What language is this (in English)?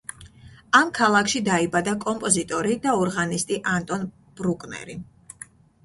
Georgian